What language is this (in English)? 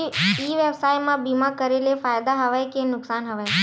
Chhattisgarhi